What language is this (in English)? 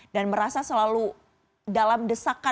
Indonesian